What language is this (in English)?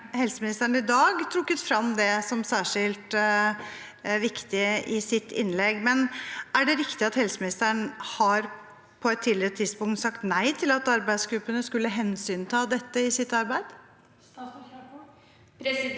Norwegian